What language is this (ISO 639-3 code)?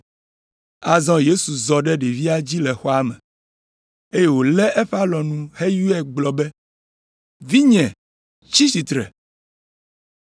ewe